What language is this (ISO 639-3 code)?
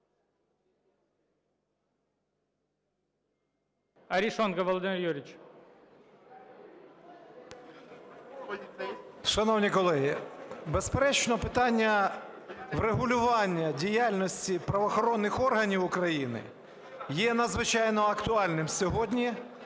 ukr